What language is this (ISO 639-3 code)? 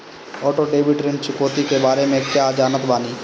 bho